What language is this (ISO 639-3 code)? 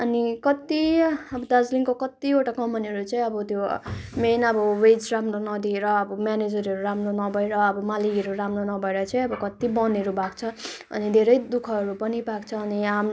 nep